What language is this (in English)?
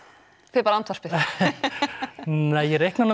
Icelandic